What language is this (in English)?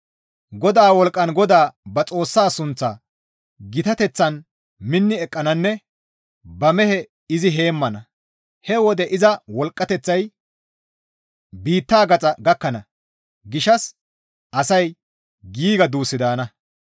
Gamo